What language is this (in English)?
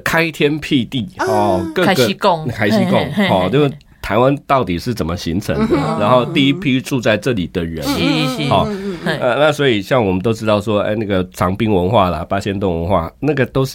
Chinese